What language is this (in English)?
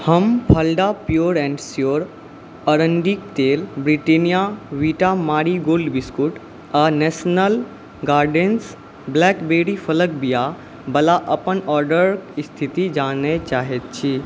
Maithili